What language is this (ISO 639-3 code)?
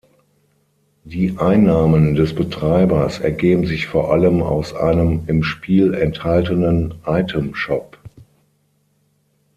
deu